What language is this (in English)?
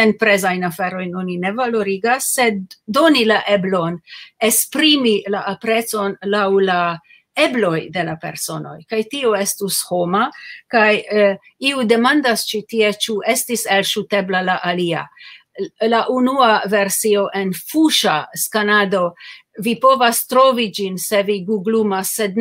Romanian